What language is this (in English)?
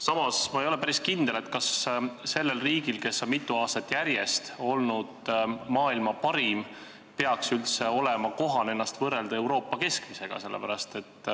Estonian